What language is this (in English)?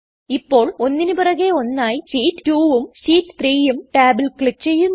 Malayalam